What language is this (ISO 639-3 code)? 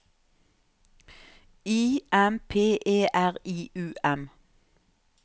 nor